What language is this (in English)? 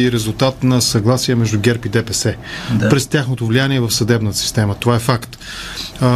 Bulgarian